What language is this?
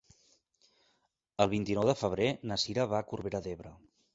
Catalan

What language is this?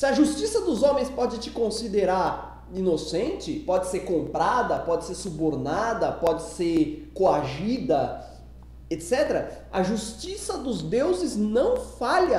Portuguese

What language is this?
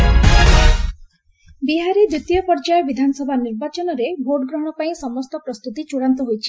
Odia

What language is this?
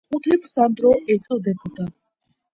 Georgian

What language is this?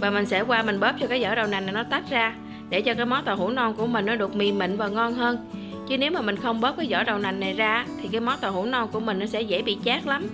Vietnamese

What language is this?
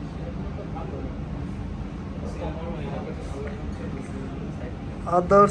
Turkish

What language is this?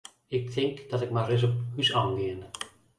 Western Frisian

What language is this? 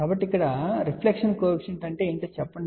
Telugu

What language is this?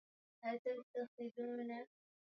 Swahili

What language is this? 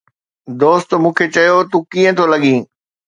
Sindhi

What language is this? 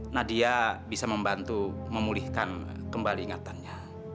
Indonesian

